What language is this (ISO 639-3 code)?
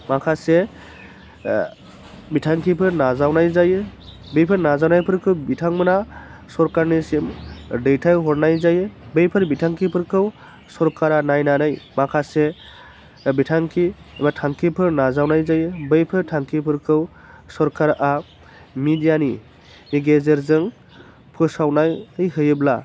brx